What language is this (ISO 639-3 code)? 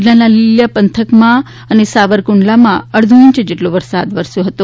guj